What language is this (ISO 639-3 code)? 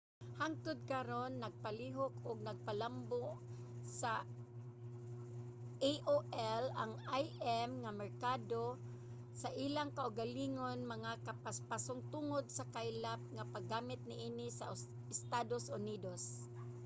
ceb